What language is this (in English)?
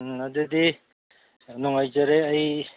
Manipuri